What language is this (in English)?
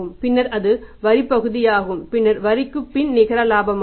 Tamil